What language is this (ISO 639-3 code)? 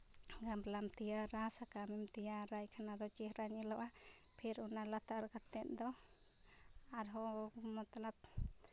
sat